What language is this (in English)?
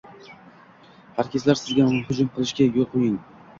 Uzbek